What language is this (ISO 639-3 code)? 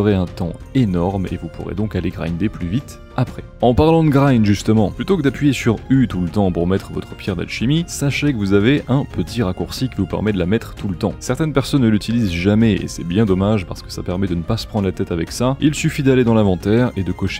fra